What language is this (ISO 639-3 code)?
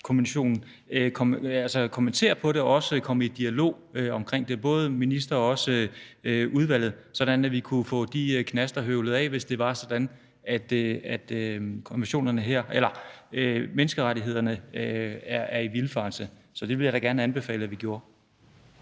dan